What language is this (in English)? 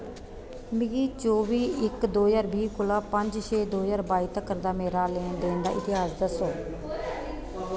Dogri